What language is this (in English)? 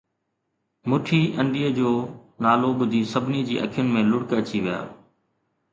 Sindhi